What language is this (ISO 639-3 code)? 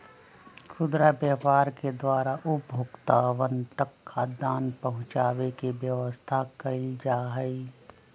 mag